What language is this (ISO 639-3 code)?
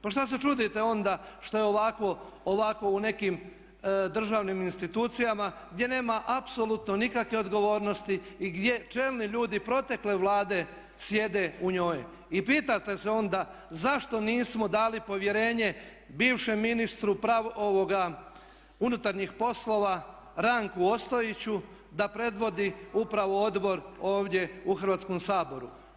hrv